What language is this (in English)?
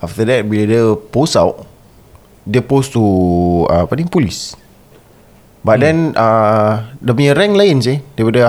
Malay